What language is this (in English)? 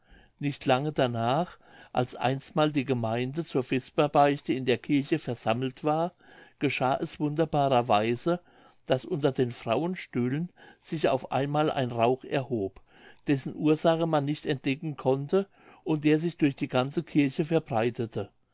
German